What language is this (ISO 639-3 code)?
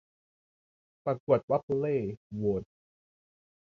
tha